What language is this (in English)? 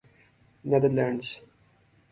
Urdu